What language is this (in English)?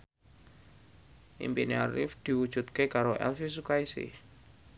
Javanese